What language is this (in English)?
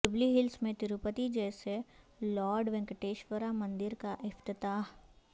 Urdu